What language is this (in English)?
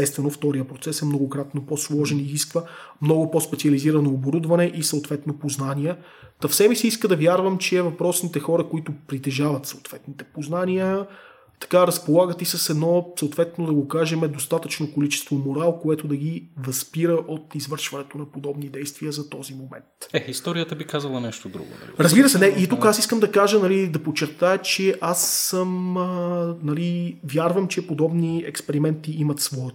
Bulgarian